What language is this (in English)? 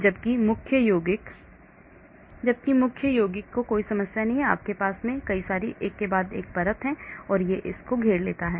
Hindi